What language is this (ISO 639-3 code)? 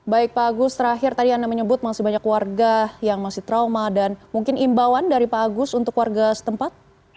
ind